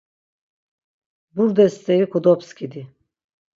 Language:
Laz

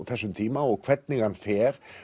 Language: Icelandic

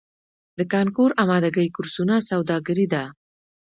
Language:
Pashto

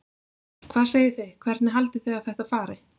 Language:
Icelandic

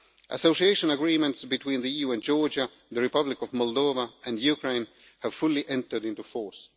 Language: English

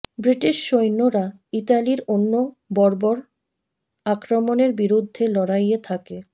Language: Bangla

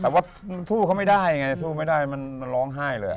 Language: Thai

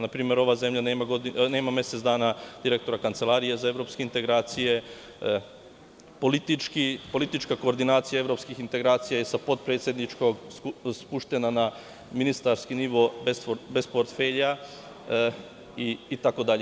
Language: Serbian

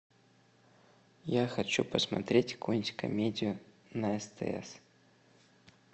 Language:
Russian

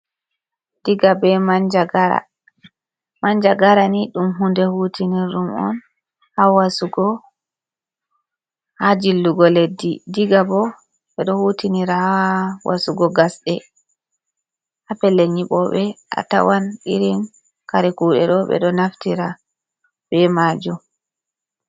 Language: Fula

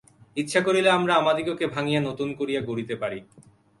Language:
Bangla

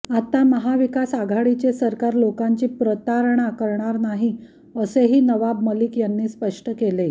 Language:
Marathi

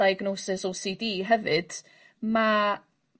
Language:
Welsh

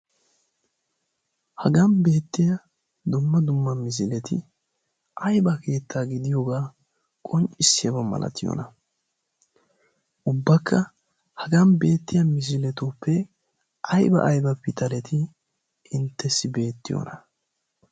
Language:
Wolaytta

